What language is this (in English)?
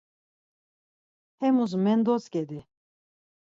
Laz